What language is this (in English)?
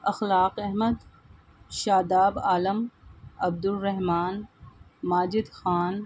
Urdu